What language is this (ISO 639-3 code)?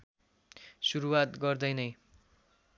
nep